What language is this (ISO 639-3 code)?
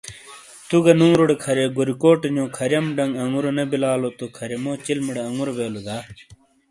scl